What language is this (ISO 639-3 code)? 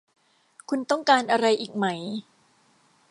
tha